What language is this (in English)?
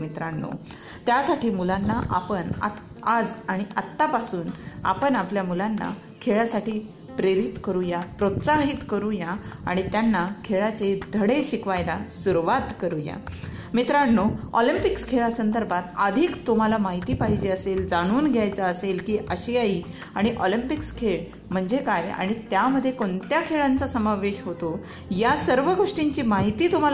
Marathi